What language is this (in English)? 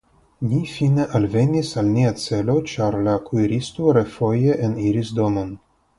Esperanto